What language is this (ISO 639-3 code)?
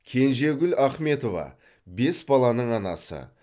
kaz